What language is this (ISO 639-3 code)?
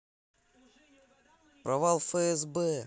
rus